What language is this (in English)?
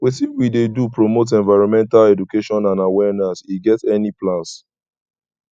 Nigerian Pidgin